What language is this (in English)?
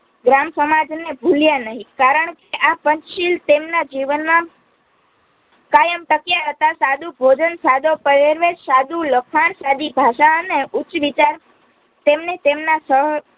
Gujarati